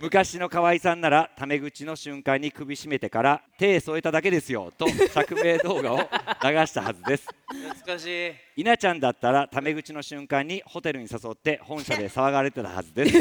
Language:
Japanese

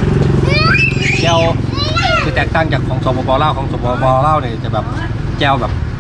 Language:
Thai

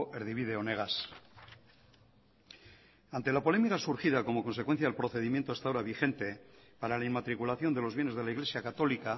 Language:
Spanish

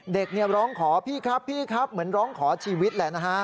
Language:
Thai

